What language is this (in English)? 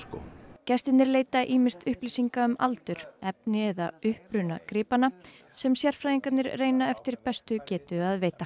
Icelandic